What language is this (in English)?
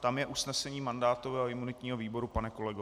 Czech